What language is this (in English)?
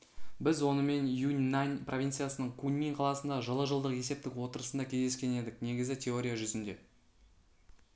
Kazakh